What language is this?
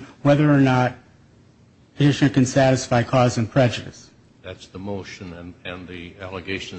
English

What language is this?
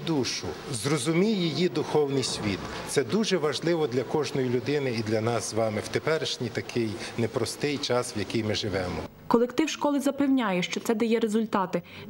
Ukrainian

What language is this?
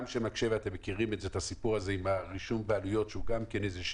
Hebrew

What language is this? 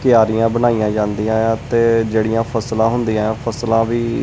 Punjabi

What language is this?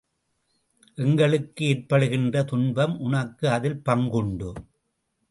Tamil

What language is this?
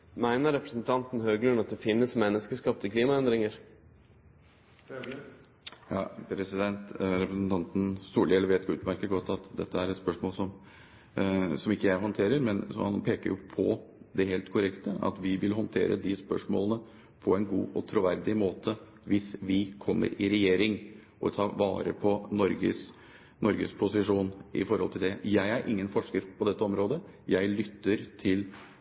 Norwegian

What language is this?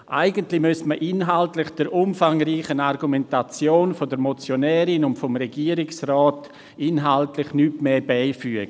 Swiss German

